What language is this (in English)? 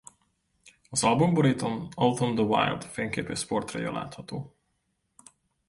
Hungarian